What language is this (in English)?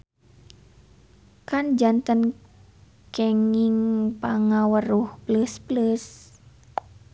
Sundanese